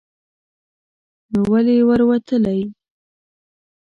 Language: Pashto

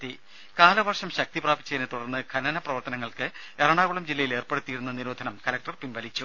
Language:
Malayalam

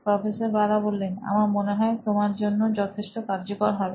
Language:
Bangla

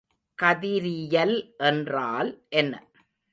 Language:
Tamil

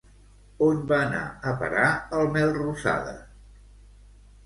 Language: Catalan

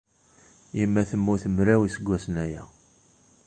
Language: Kabyle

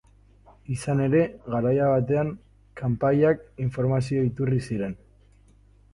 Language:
Basque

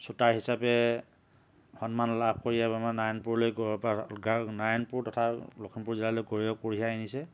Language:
Assamese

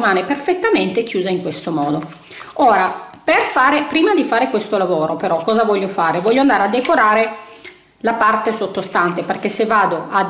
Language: Italian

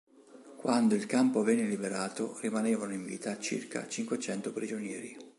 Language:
Italian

